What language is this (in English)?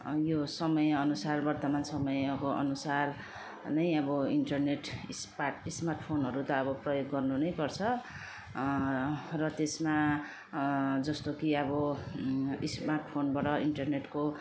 Nepali